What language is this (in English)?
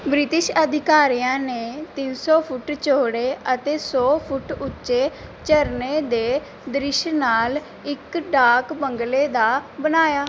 Punjabi